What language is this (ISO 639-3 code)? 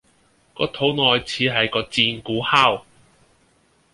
yue